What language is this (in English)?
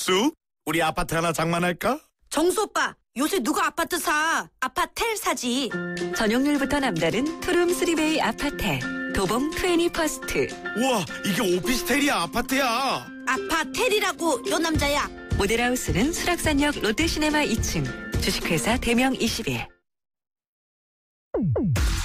Korean